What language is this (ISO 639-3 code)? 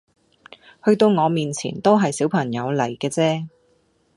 yue